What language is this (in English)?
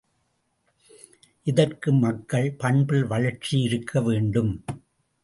Tamil